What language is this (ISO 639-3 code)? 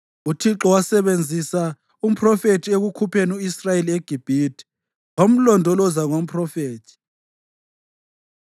nde